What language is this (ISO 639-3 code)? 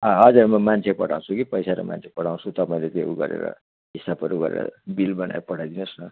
nep